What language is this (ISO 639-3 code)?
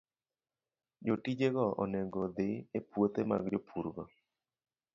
luo